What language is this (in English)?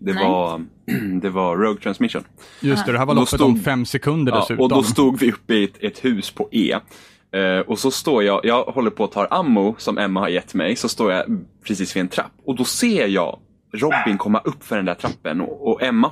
Swedish